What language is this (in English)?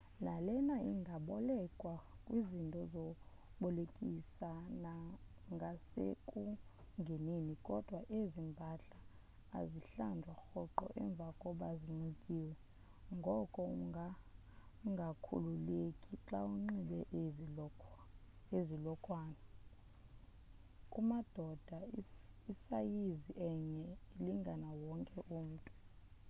Xhosa